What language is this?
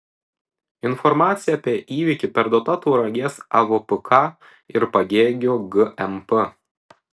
Lithuanian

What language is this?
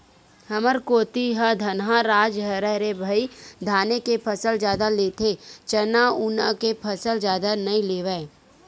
Chhattisgarhi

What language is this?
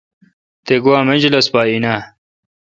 Kalkoti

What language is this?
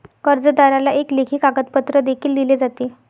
Marathi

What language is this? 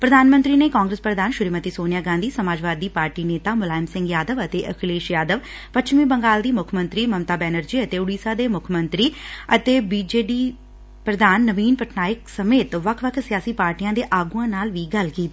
Punjabi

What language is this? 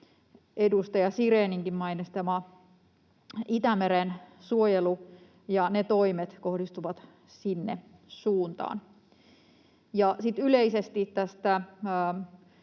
Finnish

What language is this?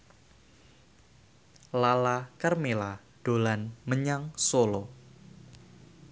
Javanese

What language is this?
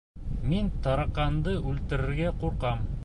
Bashkir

